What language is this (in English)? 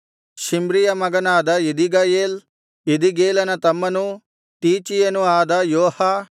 Kannada